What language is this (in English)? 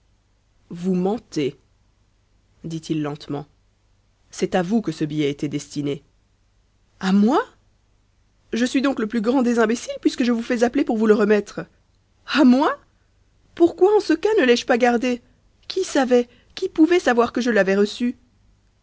French